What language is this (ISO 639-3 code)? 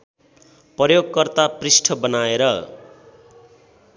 nep